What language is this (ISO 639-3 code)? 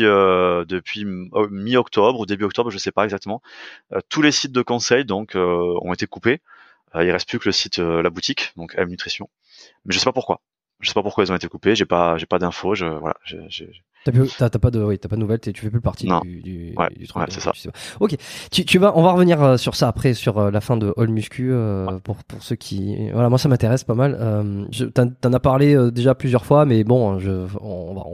fra